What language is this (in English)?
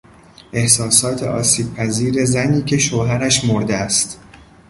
Persian